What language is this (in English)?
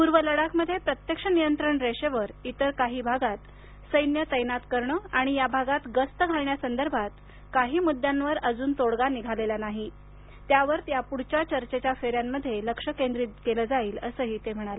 Marathi